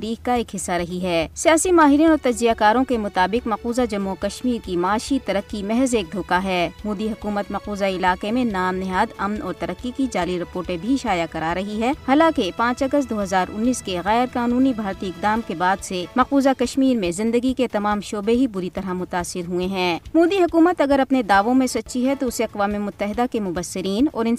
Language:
Urdu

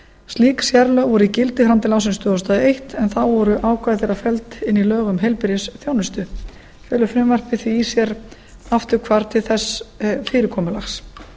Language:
Icelandic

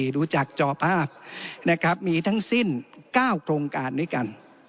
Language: Thai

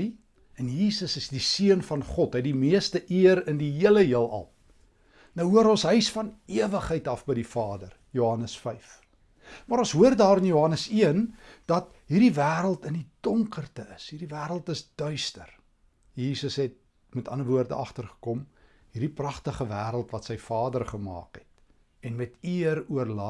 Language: Dutch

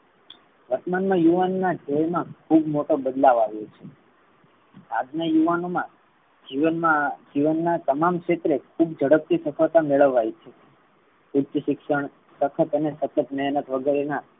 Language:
Gujarati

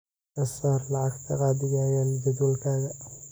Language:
Somali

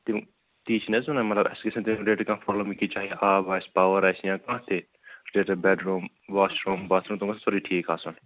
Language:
Kashmiri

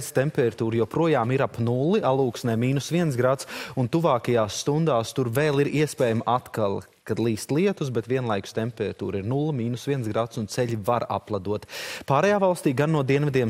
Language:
Latvian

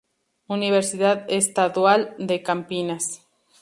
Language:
Spanish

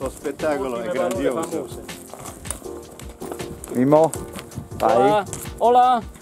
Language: Italian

